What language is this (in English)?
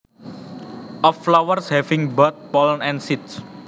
Javanese